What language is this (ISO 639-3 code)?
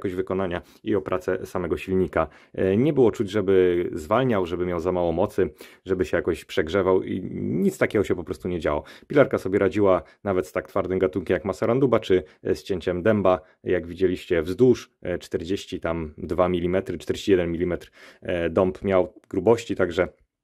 pol